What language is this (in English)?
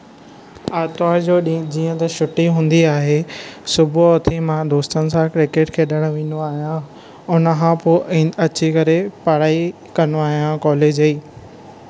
Sindhi